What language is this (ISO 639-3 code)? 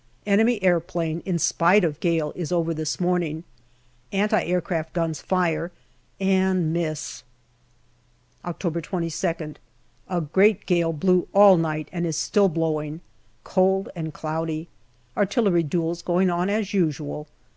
eng